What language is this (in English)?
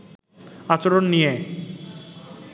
Bangla